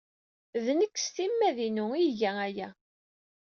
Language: Kabyle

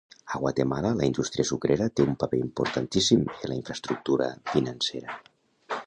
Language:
Catalan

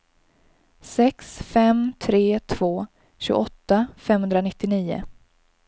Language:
Swedish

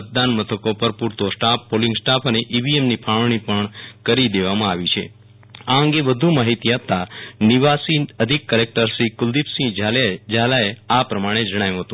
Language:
Gujarati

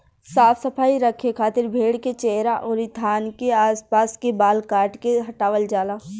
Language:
Bhojpuri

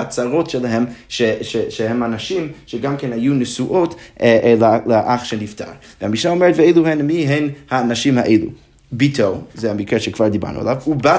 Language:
Hebrew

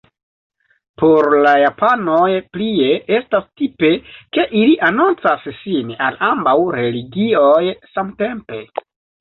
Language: Esperanto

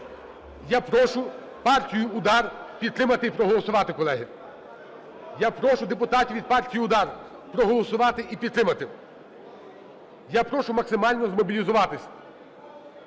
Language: Ukrainian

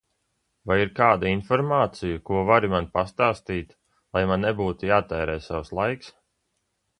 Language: Latvian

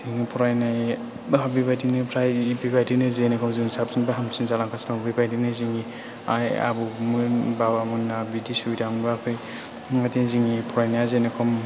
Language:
Bodo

